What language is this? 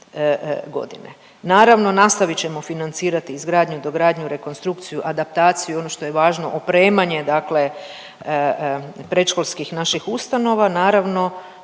Croatian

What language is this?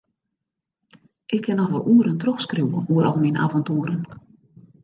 Western Frisian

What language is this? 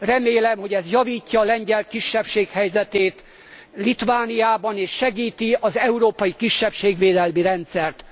Hungarian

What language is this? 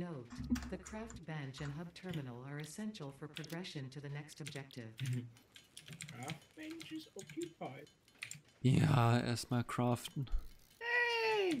German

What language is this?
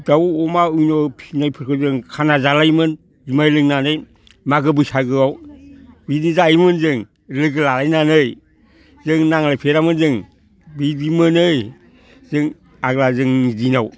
Bodo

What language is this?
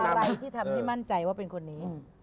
Thai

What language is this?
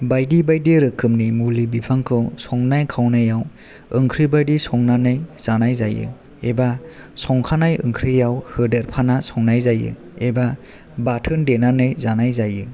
Bodo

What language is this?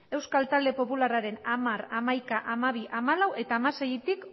Basque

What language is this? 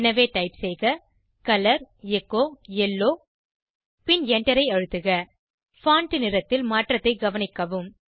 Tamil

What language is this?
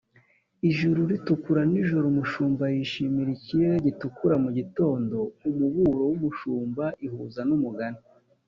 Kinyarwanda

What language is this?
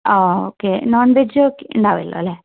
Malayalam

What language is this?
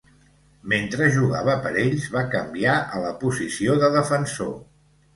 Catalan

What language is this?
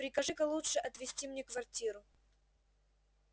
Russian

